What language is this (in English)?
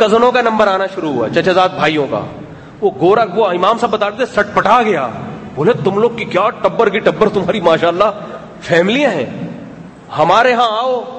Urdu